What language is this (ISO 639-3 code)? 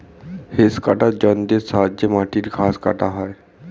ben